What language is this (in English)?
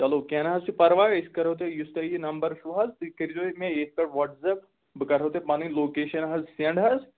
Kashmiri